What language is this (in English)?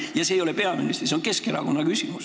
Estonian